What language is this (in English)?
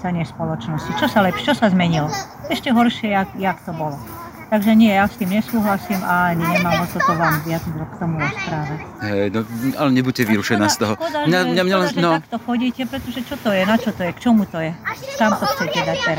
Slovak